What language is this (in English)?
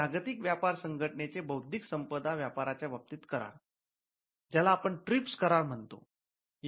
Marathi